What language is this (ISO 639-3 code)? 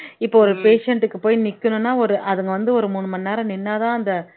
tam